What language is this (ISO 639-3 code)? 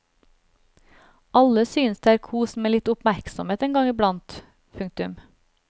nor